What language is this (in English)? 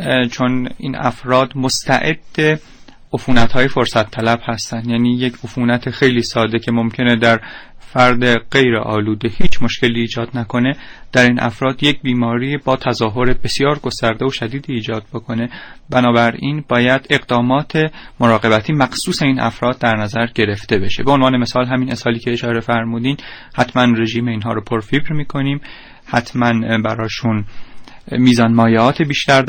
Persian